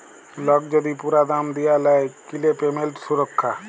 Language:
Bangla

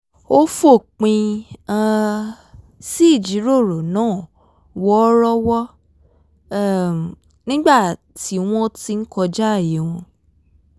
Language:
Yoruba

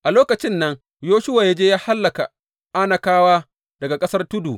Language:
Hausa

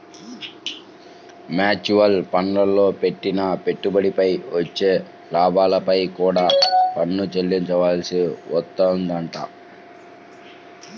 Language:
Telugu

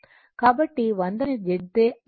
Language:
Telugu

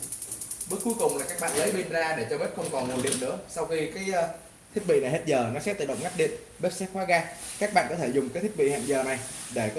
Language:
Vietnamese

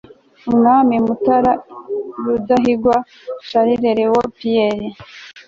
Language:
Kinyarwanda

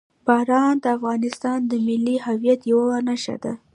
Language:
Pashto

